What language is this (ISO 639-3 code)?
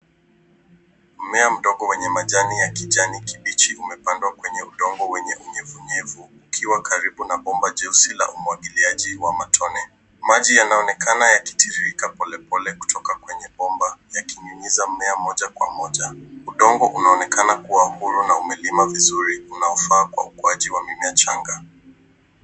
swa